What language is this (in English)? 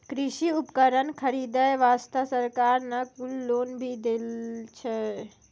Maithili